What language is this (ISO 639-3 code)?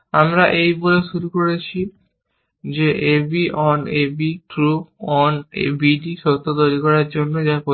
ben